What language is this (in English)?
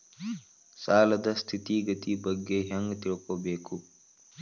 Kannada